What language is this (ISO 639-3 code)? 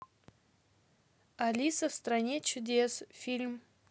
rus